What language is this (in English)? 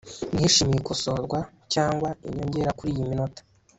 Kinyarwanda